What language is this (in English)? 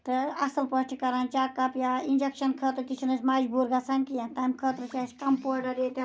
Kashmiri